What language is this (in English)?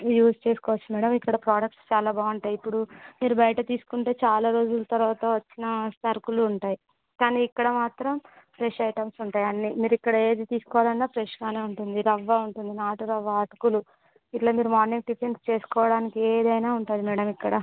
Telugu